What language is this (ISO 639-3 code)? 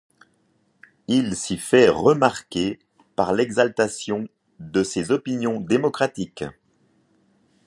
fra